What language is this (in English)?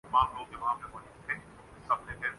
Urdu